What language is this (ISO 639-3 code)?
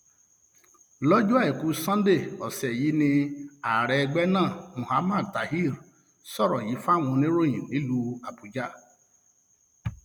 yor